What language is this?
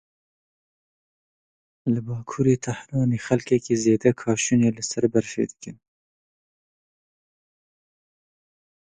Kurdish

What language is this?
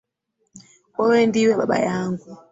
Swahili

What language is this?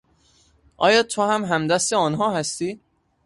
Persian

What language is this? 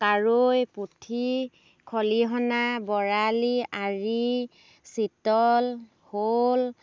Assamese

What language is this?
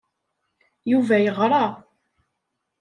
Kabyle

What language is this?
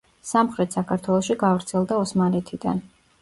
Georgian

